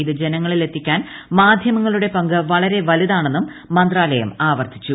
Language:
Malayalam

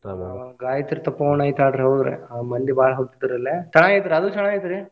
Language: Kannada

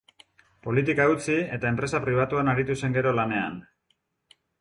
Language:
Basque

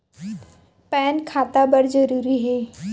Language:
Chhattisgarhi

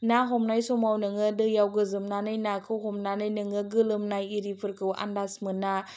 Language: Bodo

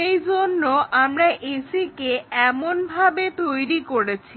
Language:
Bangla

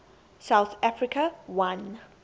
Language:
English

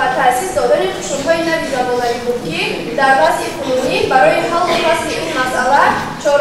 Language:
Persian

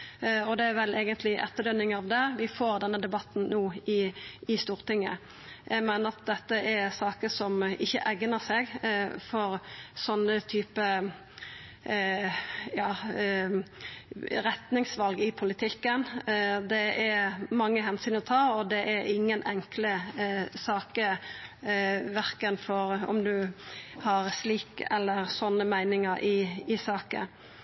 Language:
Norwegian Nynorsk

